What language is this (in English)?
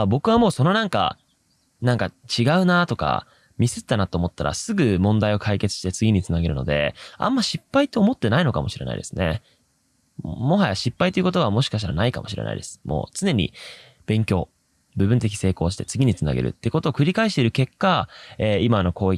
Japanese